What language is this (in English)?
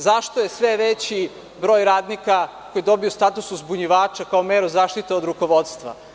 Serbian